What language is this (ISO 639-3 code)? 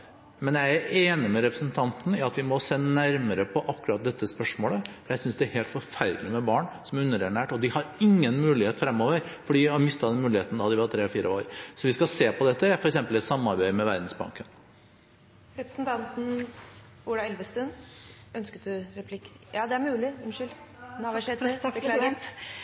nor